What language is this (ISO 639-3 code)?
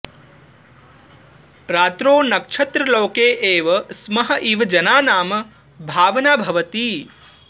san